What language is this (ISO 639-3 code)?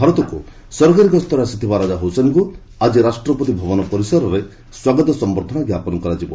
ori